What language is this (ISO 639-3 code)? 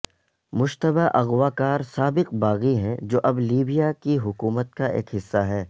urd